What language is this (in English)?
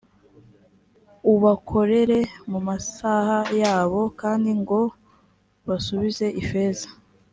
Kinyarwanda